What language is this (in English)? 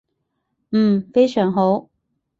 Cantonese